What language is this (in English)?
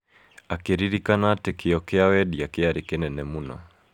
Kikuyu